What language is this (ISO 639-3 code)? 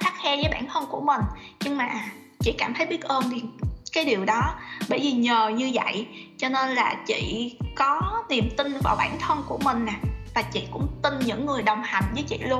vie